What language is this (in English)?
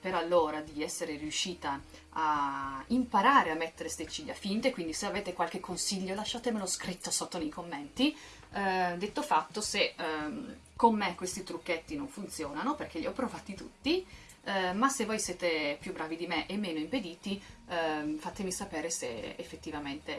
Italian